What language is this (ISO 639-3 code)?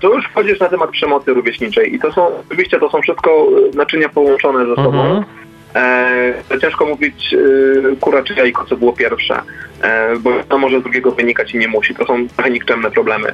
pol